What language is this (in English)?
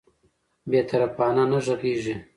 Pashto